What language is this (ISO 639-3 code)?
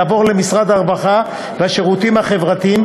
heb